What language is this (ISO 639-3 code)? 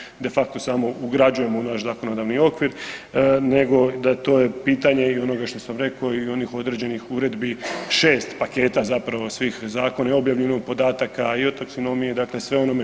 hrv